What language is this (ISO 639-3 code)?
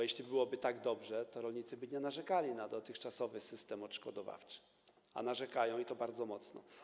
pol